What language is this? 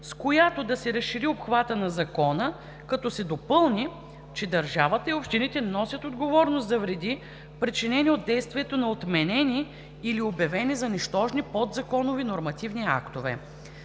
Bulgarian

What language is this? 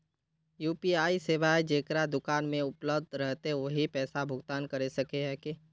Magahi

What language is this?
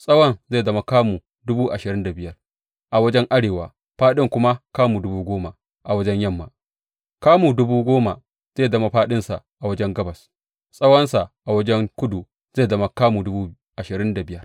Hausa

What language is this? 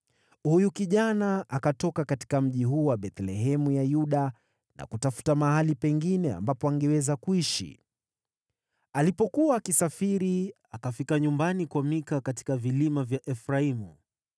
Swahili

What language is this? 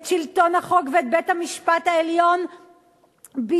Hebrew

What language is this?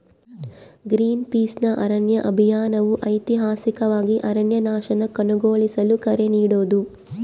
Kannada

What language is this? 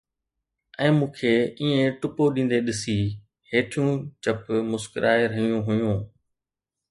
Sindhi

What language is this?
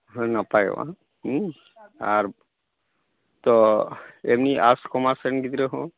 Santali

